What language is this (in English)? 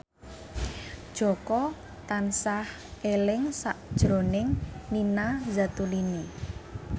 Javanese